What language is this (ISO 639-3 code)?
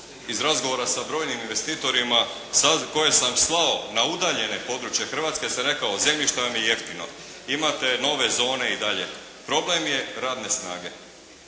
hrv